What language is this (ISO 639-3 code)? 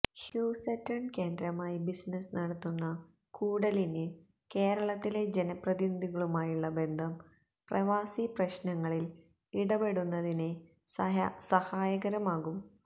mal